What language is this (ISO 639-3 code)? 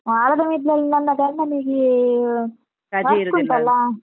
kan